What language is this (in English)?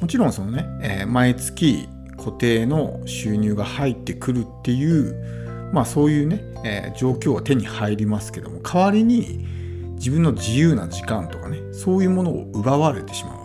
Japanese